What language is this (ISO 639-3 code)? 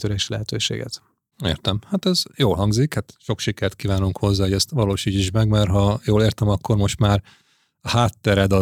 hun